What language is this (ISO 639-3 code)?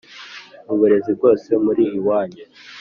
kin